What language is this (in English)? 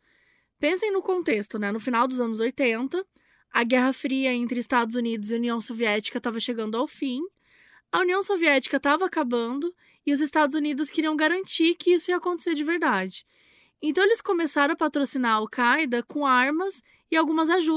Portuguese